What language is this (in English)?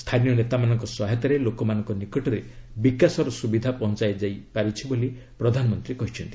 Odia